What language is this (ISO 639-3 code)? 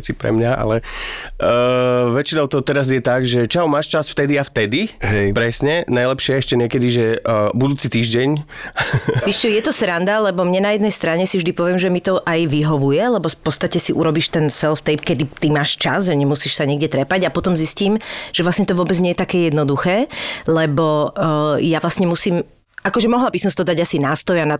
slk